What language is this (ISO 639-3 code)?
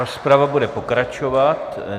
ces